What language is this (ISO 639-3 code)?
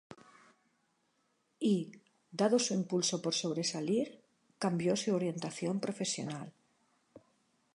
spa